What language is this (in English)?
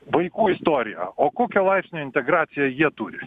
Lithuanian